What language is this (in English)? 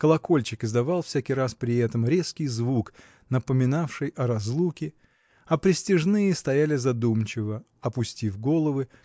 Russian